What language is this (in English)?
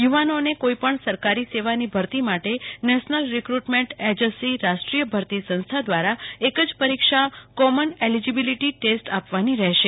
Gujarati